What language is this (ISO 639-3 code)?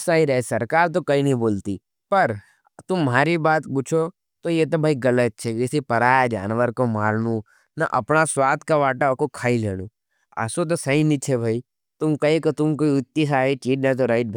noe